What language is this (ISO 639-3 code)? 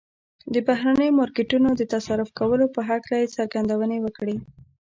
pus